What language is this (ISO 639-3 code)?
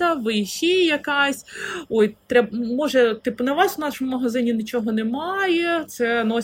ukr